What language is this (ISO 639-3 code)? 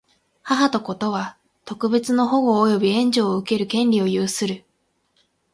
jpn